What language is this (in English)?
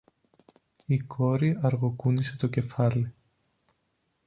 Greek